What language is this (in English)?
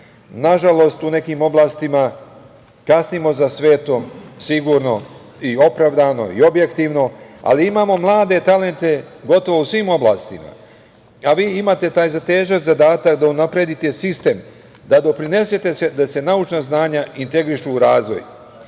Serbian